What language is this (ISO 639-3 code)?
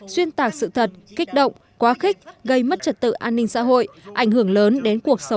vie